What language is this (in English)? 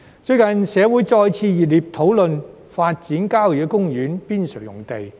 Cantonese